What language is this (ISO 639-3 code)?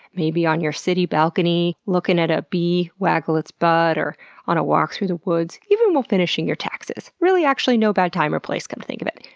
eng